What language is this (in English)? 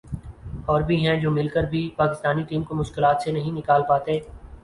Urdu